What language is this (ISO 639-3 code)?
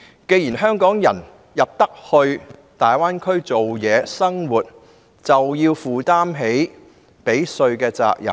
yue